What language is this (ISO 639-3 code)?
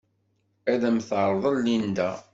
kab